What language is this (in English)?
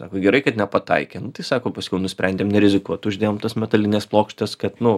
Lithuanian